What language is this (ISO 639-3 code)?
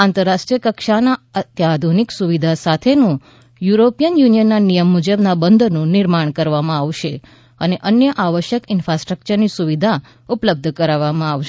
guj